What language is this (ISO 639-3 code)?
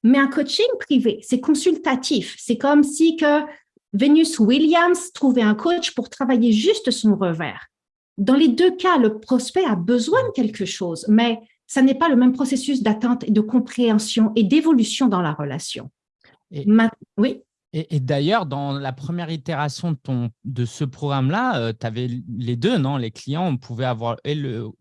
fra